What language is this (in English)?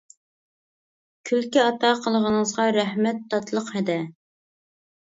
Uyghur